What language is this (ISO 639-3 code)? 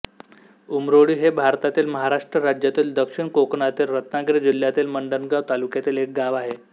mar